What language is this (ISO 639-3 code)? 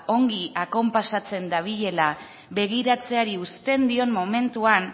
eus